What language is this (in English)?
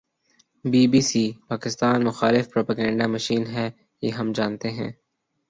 Urdu